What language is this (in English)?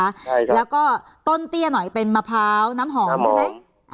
Thai